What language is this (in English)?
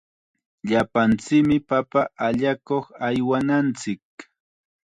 Chiquián Ancash Quechua